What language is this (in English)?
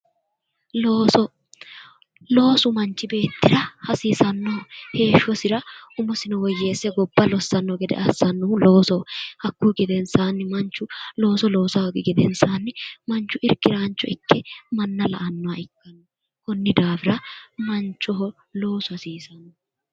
Sidamo